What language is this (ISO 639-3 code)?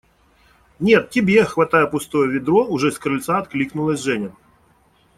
rus